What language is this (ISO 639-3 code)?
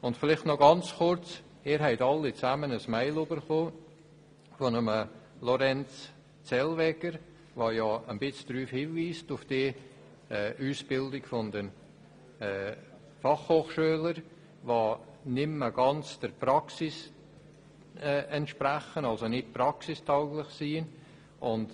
gsw